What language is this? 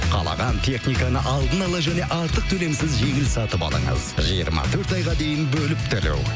Kazakh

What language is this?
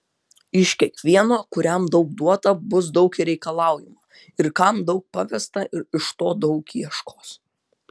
Lithuanian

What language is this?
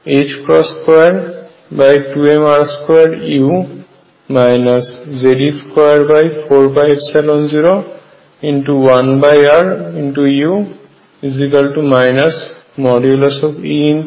Bangla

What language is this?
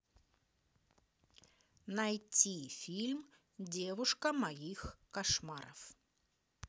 Russian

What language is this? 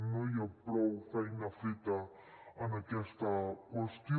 Catalan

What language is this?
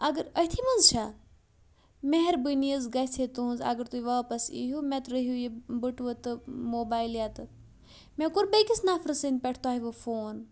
Kashmiri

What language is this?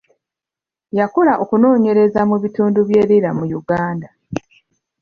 Ganda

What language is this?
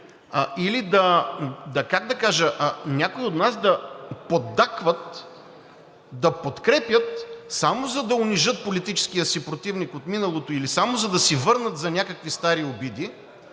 Bulgarian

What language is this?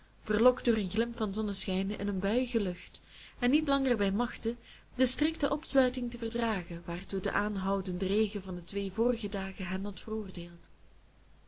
Dutch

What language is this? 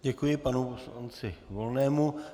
Czech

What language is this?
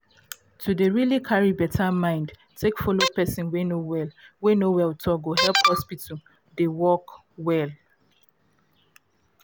Nigerian Pidgin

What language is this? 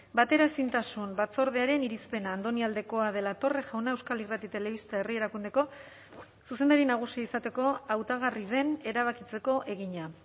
Basque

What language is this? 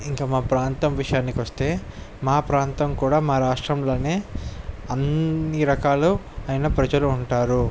Telugu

